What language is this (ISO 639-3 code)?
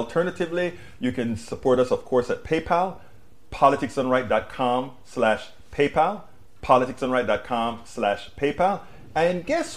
eng